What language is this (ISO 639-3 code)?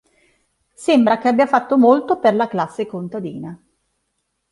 ita